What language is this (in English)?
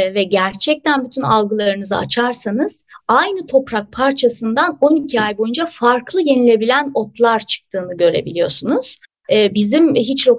Turkish